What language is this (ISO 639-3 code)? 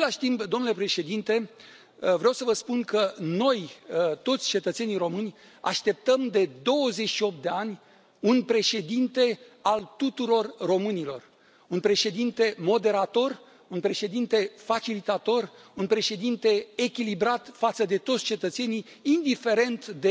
ron